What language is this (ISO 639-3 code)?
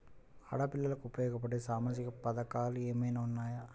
tel